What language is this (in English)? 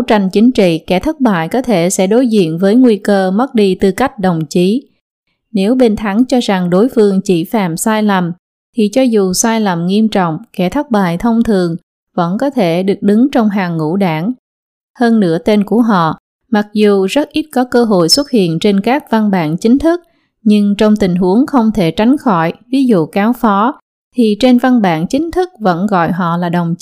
Vietnamese